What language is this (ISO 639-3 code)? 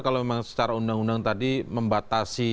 ind